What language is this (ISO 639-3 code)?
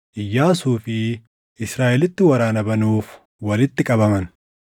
orm